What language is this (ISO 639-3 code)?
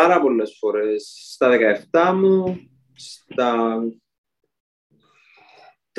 ell